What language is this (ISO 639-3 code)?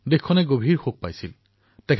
asm